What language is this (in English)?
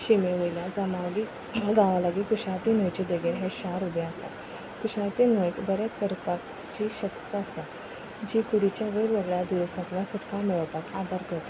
Konkani